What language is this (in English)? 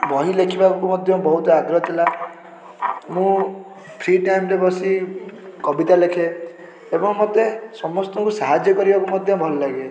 Odia